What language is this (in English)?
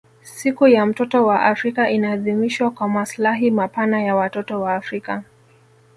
Swahili